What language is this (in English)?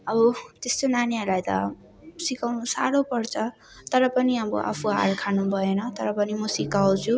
Nepali